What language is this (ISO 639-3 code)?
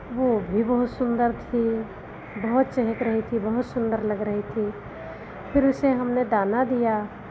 hin